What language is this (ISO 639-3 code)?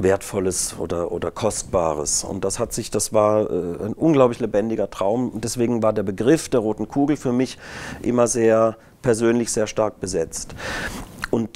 deu